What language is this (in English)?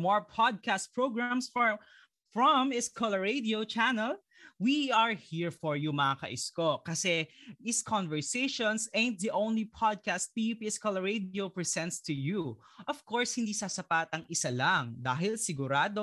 Filipino